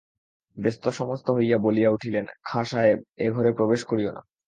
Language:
Bangla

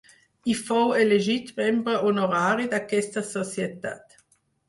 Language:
Catalan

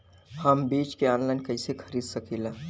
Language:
Bhojpuri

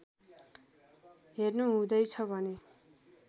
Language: Nepali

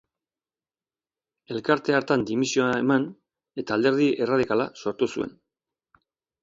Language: Basque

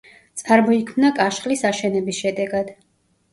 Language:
Georgian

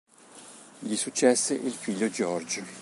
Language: Italian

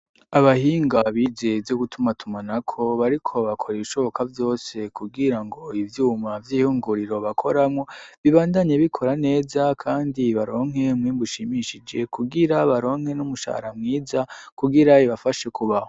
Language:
Rundi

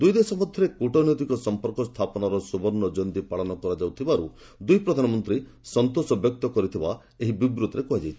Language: Odia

